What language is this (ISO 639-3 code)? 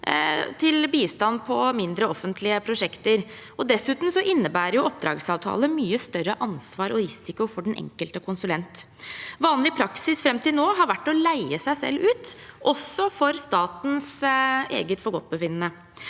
nor